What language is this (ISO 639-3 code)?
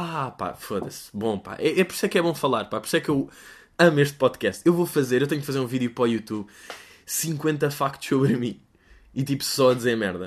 por